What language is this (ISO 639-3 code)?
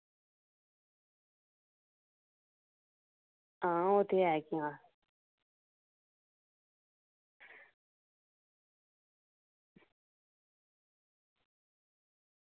doi